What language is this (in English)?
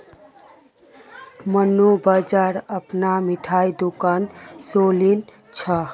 Magahi